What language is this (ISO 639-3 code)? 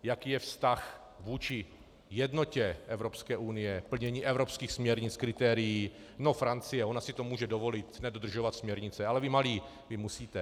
ces